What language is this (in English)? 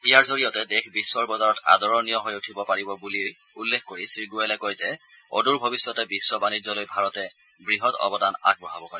Assamese